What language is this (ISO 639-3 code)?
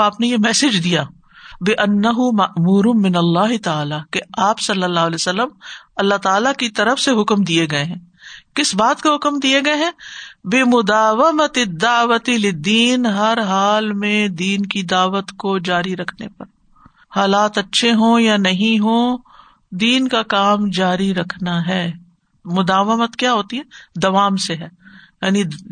urd